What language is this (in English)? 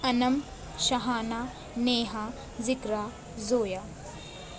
Urdu